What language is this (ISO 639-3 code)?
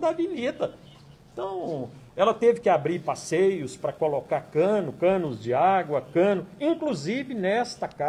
por